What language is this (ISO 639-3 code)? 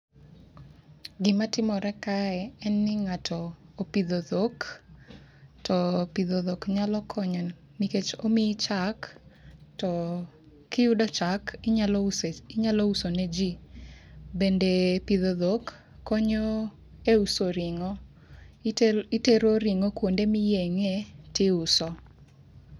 luo